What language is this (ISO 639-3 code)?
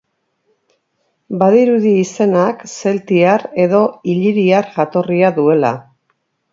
eus